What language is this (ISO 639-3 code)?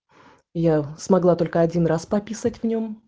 rus